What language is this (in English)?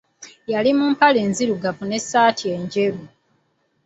Ganda